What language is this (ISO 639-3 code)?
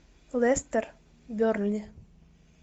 rus